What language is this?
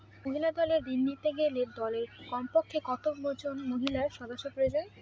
Bangla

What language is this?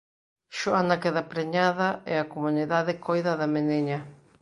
Galician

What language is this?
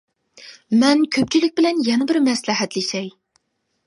Uyghur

